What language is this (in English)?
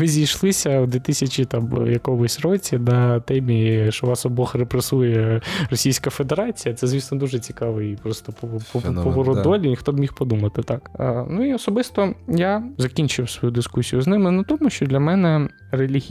Ukrainian